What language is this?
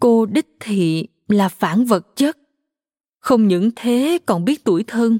Vietnamese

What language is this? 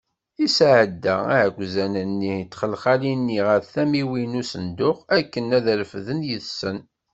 Kabyle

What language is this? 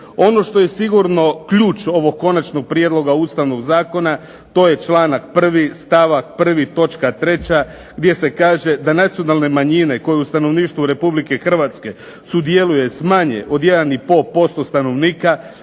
Croatian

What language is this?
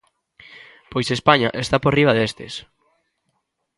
Galician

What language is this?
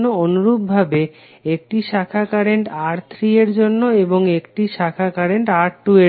Bangla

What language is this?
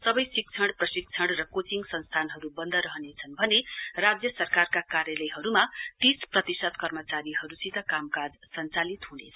Nepali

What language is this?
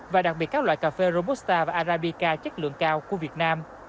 Vietnamese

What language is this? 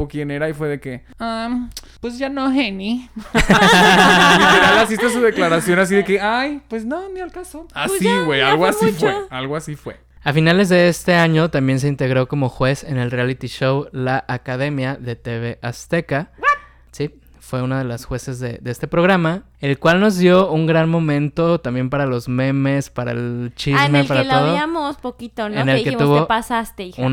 Spanish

